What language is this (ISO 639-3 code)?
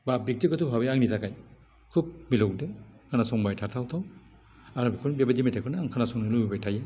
brx